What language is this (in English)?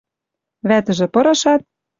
Western Mari